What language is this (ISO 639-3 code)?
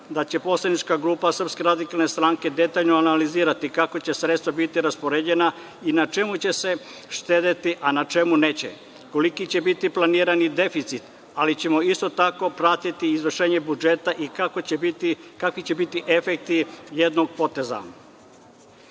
srp